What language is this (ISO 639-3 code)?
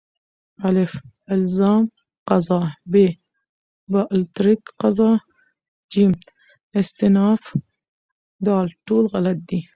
pus